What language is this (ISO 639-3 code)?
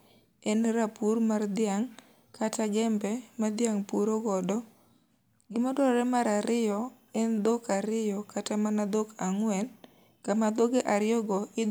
luo